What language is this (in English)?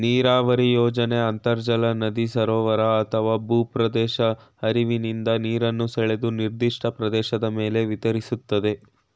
Kannada